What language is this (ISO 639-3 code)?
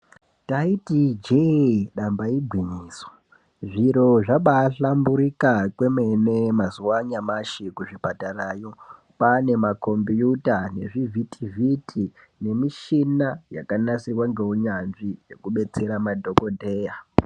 ndc